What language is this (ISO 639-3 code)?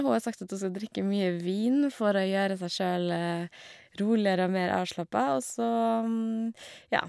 nor